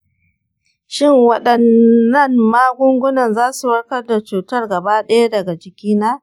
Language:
Hausa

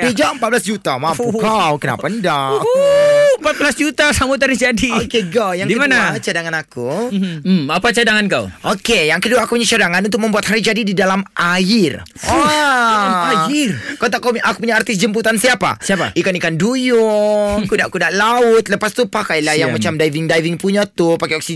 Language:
Malay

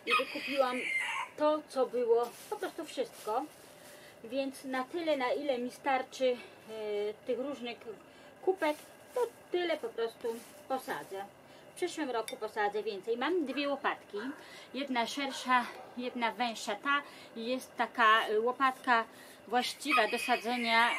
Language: Polish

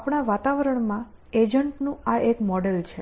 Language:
Gujarati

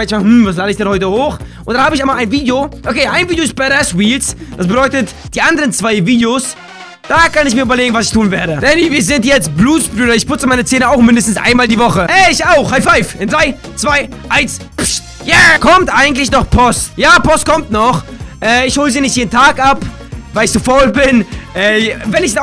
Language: German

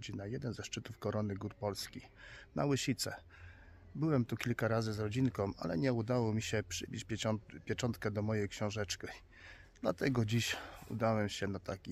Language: Polish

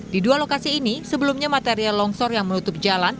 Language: Indonesian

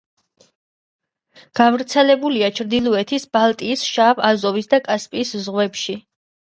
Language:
Georgian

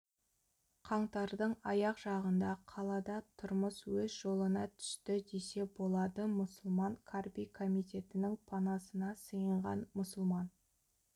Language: Kazakh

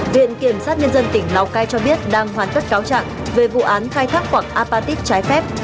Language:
Vietnamese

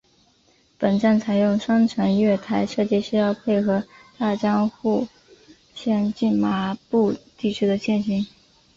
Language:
Chinese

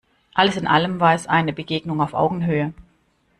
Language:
German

